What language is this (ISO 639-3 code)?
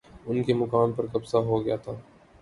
urd